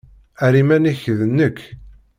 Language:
Kabyle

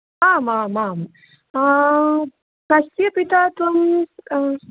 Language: Sanskrit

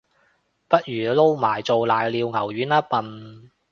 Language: Cantonese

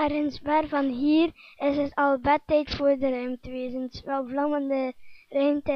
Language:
Dutch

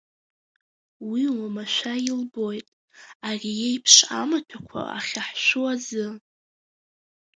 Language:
Abkhazian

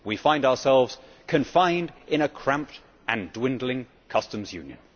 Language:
English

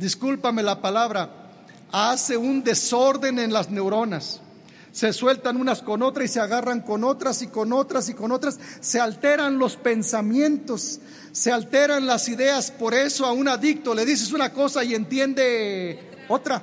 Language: Spanish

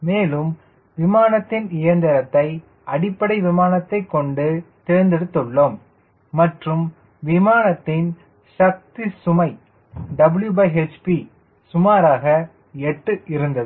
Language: Tamil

